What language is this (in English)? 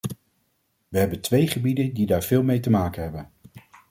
Dutch